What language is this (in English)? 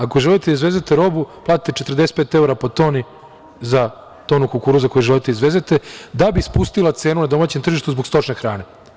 Serbian